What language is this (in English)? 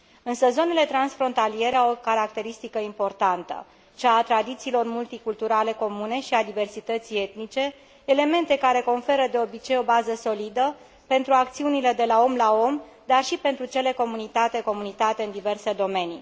Romanian